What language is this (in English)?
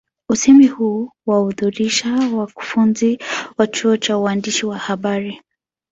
Swahili